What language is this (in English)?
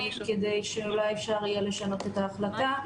Hebrew